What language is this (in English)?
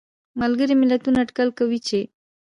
Pashto